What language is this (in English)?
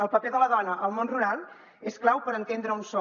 Catalan